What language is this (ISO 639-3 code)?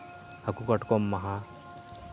sat